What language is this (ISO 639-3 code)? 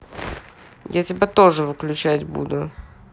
rus